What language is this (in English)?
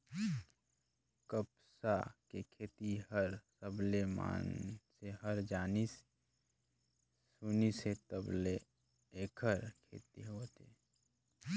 Chhattisgarhi